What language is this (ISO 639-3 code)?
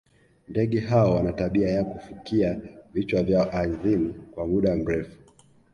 swa